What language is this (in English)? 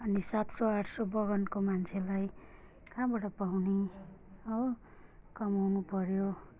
Nepali